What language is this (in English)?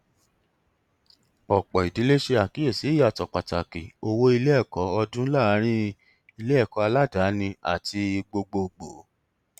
Yoruba